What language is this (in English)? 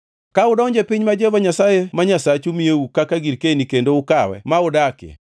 Luo (Kenya and Tanzania)